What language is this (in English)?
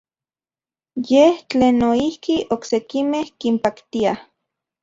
Central Puebla Nahuatl